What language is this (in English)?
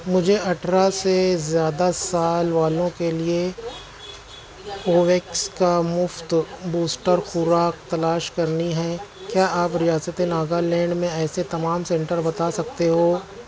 Urdu